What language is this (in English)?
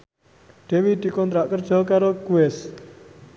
Javanese